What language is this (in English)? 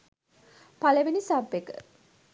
Sinhala